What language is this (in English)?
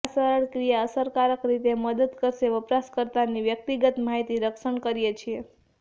Gujarati